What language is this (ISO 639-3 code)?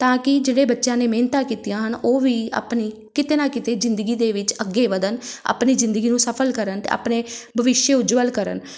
pan